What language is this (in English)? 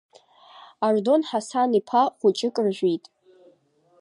Abkhazian